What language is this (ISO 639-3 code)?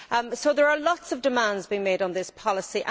eng